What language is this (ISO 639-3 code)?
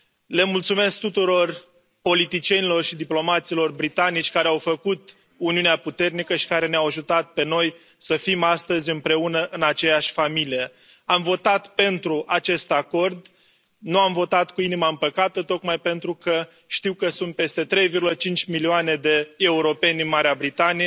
ron